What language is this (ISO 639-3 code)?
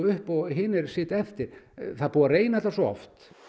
isl